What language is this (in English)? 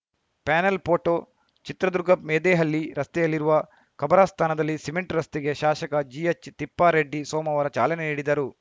Kannada